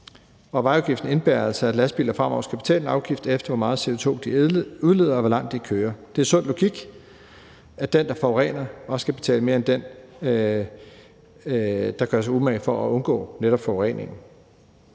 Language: Danish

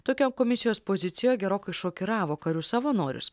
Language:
Lithuanian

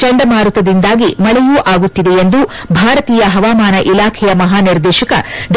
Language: Kannada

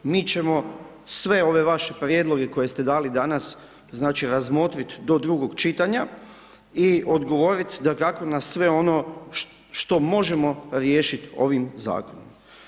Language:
Croatian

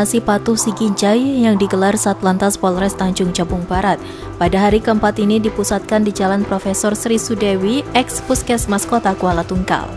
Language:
Indonesian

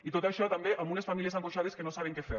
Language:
Catalan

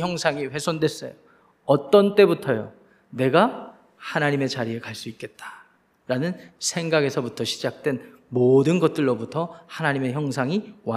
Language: Korean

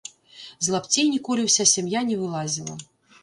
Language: Belarusian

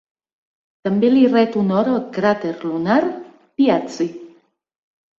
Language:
Catalan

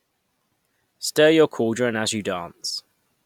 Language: English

